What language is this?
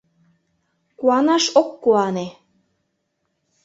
Mari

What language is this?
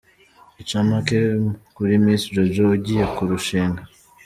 Kinyarwanda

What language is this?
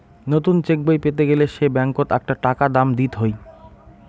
Bangla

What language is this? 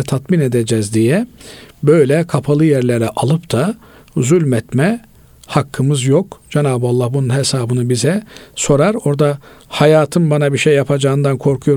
Turkish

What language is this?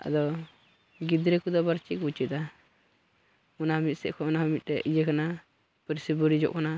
Santali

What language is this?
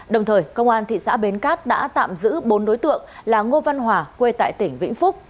Vietnamese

